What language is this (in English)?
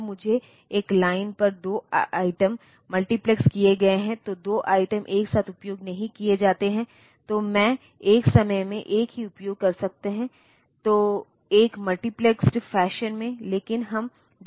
Hindi